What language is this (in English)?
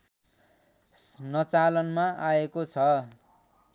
Nepali